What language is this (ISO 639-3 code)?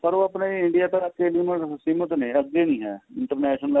pan